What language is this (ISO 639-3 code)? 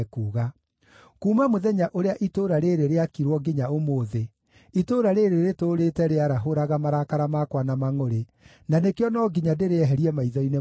kik